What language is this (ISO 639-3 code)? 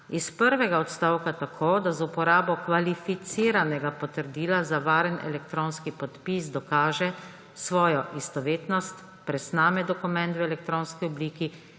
slv